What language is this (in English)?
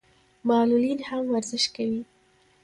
Pashto